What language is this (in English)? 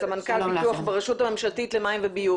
Hebrew